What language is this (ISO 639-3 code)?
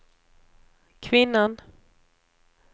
swe